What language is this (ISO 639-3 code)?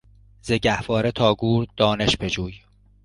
fas